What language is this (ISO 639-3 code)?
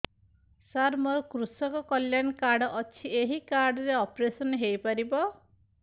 ori